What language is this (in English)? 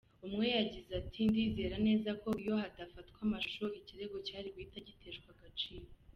Kinyarwanda